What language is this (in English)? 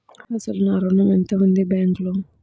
Telugu